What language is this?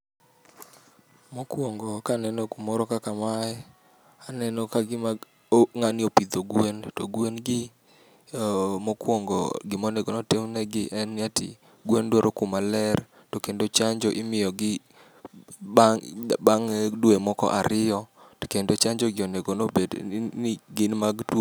Luo (Kenya and Tanzania)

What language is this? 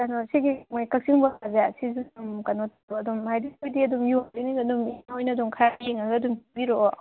Manipuri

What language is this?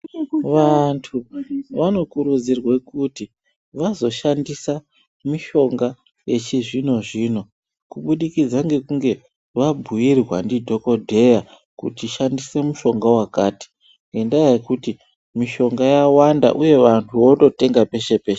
Ndau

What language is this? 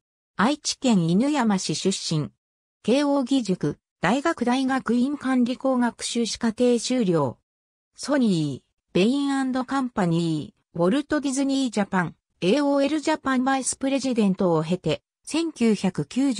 Japanese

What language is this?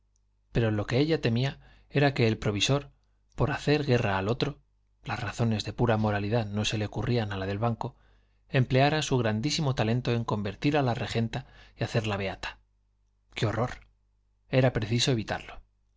Spanish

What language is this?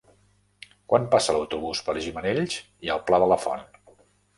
Catalan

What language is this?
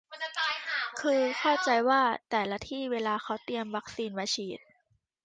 Thai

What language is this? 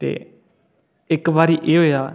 Dogri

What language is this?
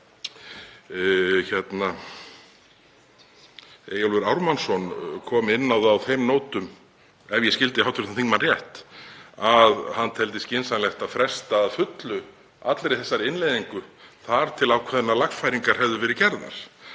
Icelandic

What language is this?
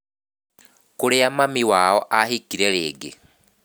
Kikuyu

